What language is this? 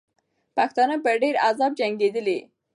Pashto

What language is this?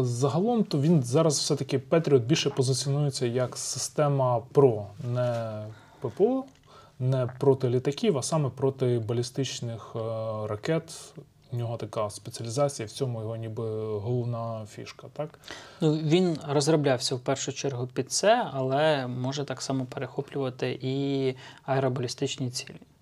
Ukrainian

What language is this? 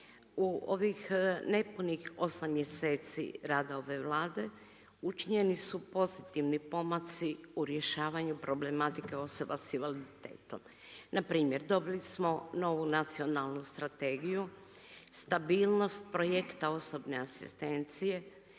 Croatian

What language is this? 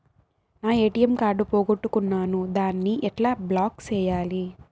Telugu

